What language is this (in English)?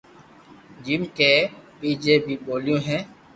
Loarki